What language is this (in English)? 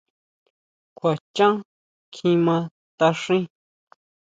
Huautla Mazatec